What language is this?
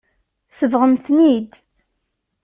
Kabyle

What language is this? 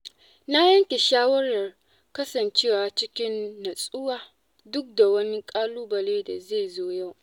Hausa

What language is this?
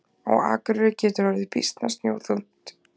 Icelandic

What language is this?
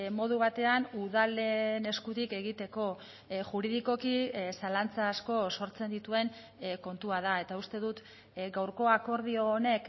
Basque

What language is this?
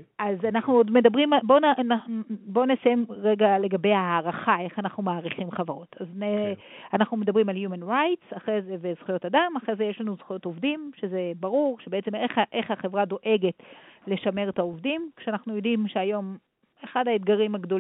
Hebrew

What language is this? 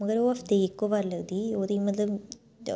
Dogri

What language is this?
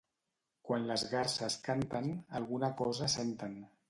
Catalan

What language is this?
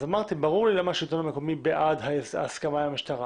Hebrew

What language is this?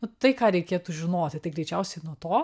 Lithuanian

